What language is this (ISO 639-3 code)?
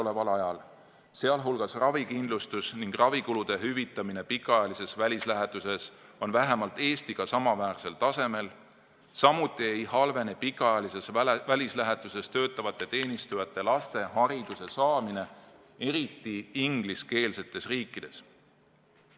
est